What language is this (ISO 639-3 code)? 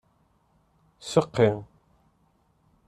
kab